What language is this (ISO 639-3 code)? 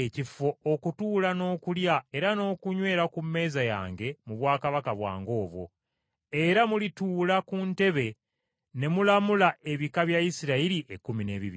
lug